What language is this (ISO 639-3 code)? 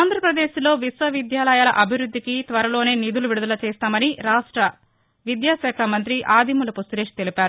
tel